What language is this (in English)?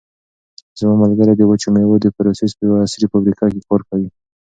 Pashto